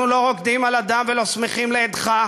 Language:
Hebrew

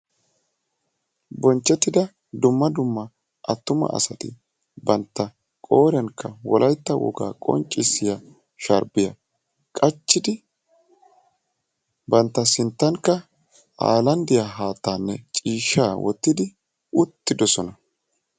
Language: Wolaytta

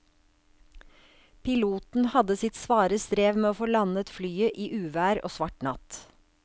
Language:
Norwegian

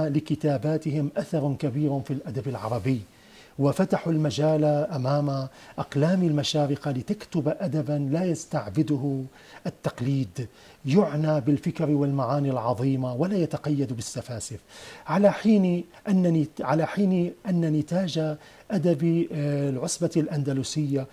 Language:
Arabic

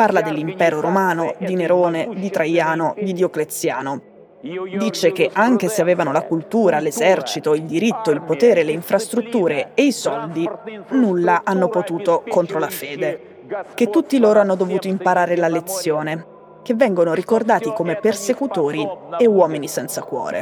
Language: Italian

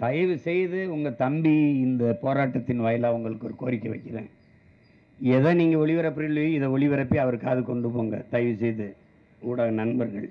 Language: Tamil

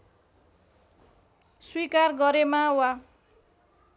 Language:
Nepali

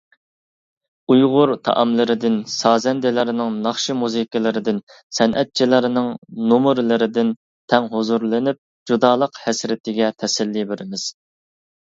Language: Uyghur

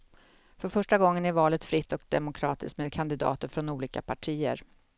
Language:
Swedish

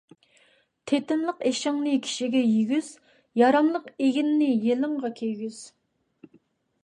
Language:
Uyghur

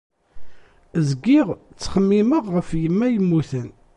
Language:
Kabyle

